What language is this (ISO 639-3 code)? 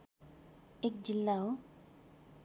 nep